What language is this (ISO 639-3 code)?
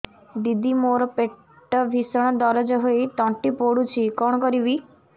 ori